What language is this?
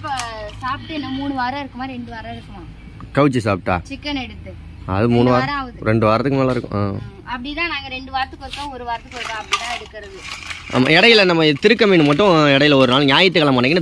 Arabic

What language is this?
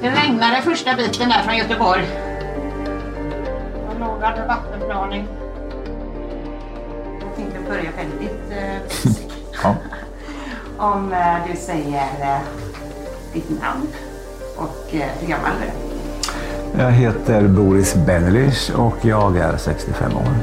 Swedish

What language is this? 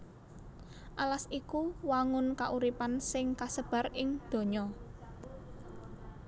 Javanese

